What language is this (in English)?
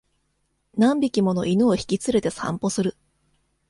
Japanese